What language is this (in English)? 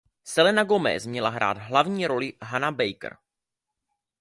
Czech